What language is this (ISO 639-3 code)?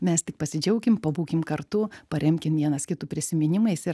lit